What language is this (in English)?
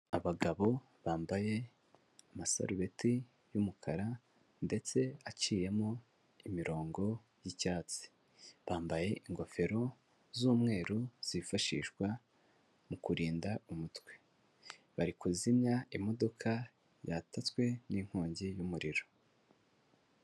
Kinyarwanda